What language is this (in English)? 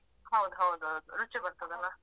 Kannada